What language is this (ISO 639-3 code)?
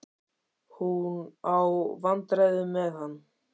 isl